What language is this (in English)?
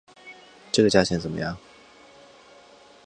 Chinese